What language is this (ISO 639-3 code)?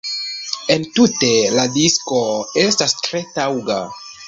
epo